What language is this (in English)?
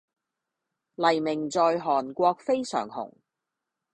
Cantonese